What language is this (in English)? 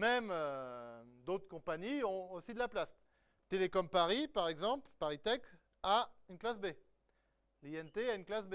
French